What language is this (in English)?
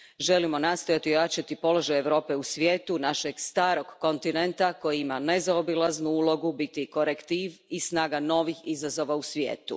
Croatian